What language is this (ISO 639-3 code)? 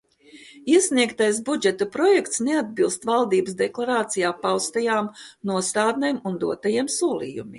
lav